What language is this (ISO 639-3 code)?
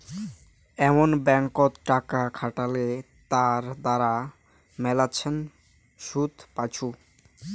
ben